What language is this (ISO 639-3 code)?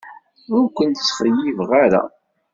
kab